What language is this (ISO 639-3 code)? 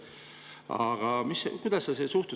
est